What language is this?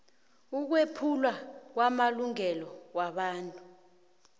South Ndebele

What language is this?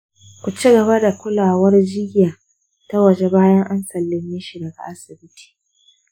Hausa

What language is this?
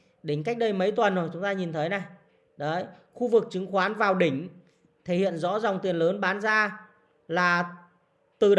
Vietnamese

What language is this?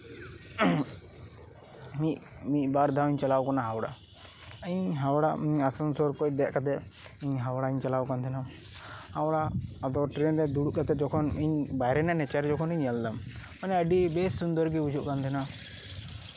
Santali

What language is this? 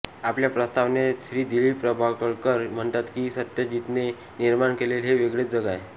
Marathi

